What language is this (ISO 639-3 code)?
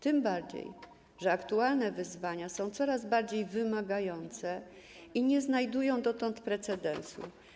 pol